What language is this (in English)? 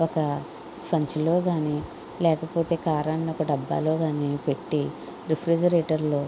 Telugu